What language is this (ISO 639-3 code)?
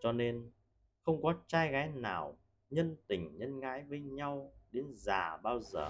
vie